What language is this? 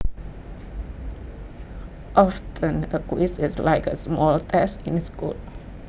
Javanese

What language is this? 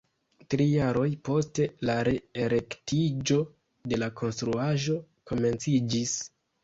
Esperanto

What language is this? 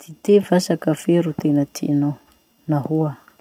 Masikoro Malagasy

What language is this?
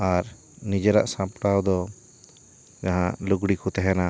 Santali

